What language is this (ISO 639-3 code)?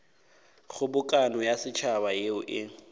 nso